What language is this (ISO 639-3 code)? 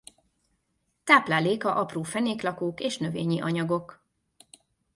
hun